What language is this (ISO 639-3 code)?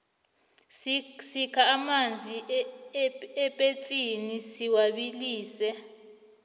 nbl